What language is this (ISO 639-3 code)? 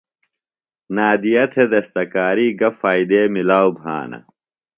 phl